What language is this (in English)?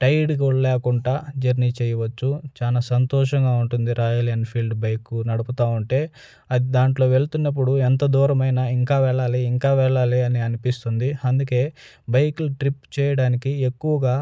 Telugu